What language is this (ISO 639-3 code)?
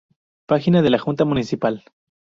spa